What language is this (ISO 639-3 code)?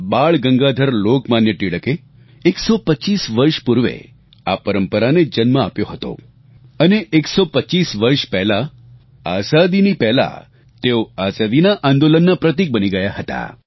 guj